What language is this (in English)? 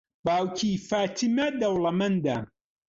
Central Kurdish